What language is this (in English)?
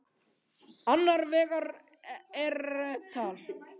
Icelandic